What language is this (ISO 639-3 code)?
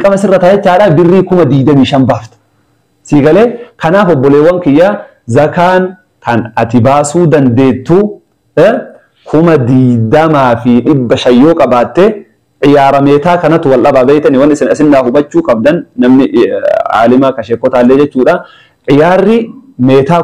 ara